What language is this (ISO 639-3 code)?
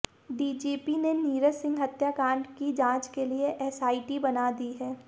hin